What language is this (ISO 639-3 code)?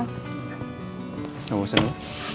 ind